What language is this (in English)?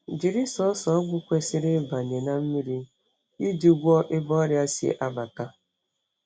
Igbo